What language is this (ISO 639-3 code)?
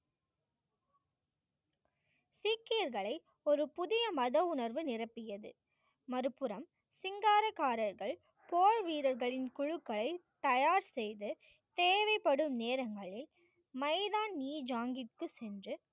tam